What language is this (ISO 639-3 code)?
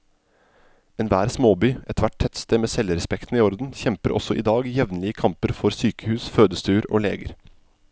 nor